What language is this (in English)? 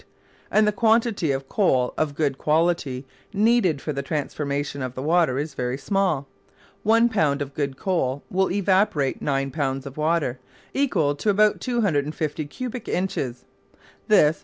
English